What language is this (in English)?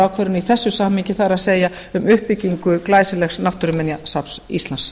Icelandic